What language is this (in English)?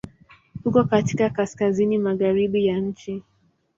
Swahili